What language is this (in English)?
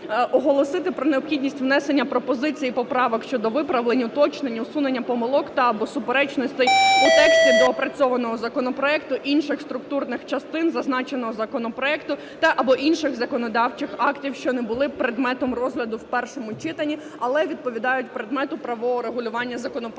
Ukrainian